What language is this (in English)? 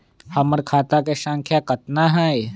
Magahi